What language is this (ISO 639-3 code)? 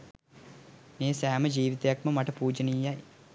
sin